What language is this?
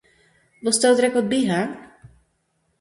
Western Frisian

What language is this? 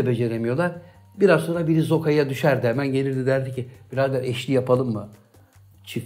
Turkish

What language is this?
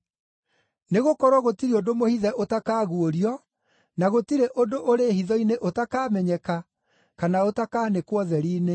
Kikuyu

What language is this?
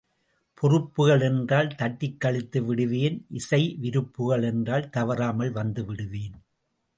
Tamil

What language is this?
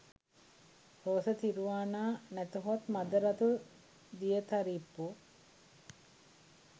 Sinhala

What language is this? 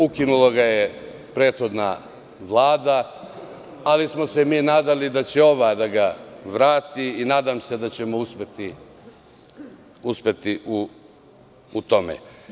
Serbian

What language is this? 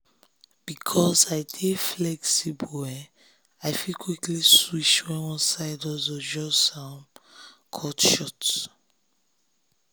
Nigerian Pidgin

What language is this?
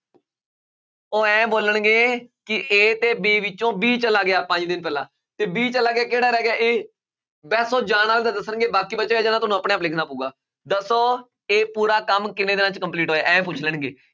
Punjabi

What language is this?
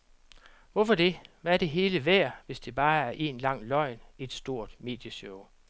Danish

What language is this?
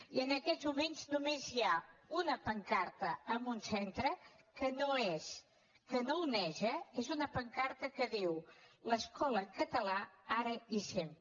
Catalan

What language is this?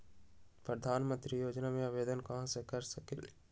Magahi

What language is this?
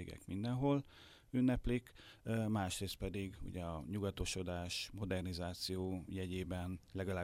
Hungarian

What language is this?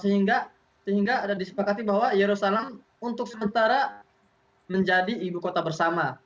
Indonesian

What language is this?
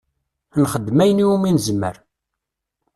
Kabyle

